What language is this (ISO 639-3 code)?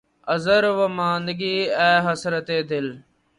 urd